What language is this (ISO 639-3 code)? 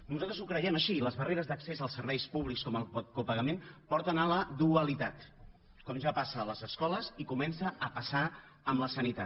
cat